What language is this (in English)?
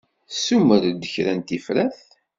Kabyle